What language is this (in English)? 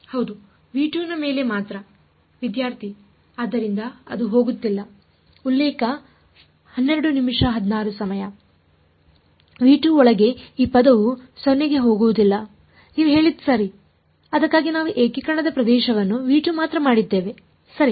Kannada